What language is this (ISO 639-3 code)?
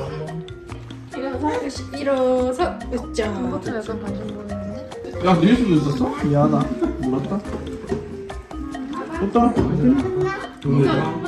kor